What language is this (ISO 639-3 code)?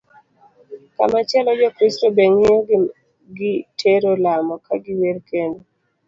luo